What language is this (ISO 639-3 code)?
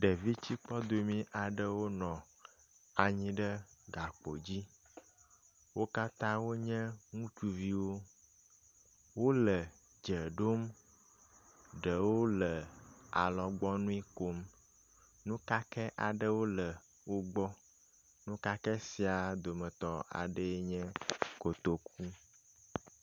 ewe